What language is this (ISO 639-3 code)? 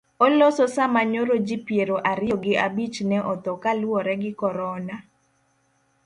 luo